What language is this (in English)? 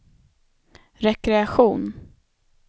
Swedish